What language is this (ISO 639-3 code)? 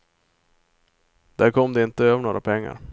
swe